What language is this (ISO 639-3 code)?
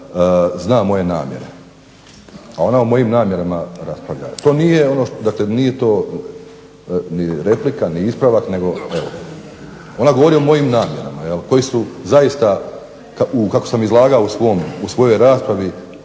hrv